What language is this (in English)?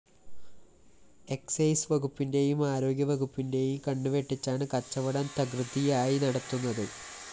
Malayalam